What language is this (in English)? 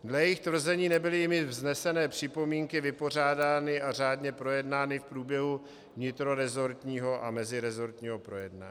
Czech